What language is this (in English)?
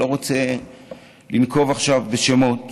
Hebrew